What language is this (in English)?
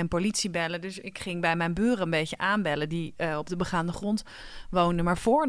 Dutch